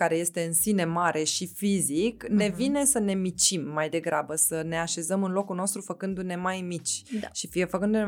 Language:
Romanian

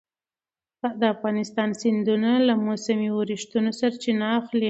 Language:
Pashto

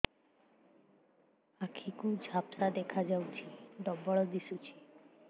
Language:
Odia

